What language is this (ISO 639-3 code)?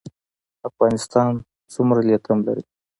pus